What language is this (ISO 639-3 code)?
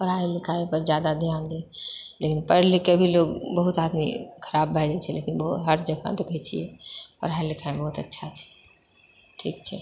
mai